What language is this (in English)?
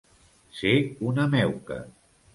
Catalan